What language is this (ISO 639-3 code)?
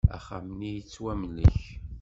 kab